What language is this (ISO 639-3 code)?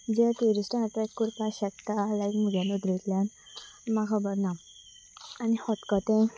kok